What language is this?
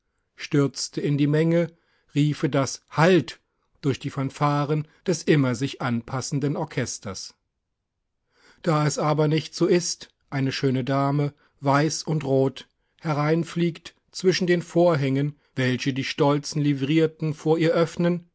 German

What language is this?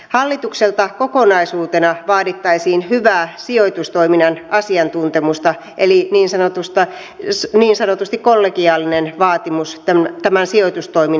Finnish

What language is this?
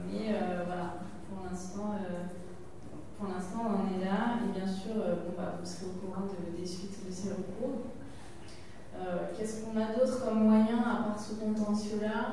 French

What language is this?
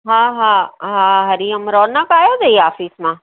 Sindhi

